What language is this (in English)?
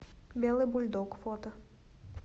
Russian